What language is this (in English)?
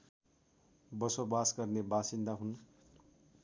Nepali